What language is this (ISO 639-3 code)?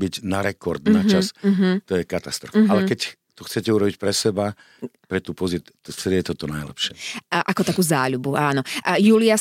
slk